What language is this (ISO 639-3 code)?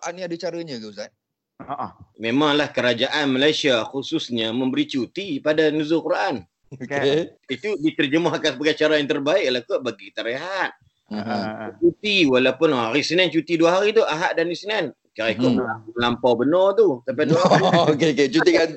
msa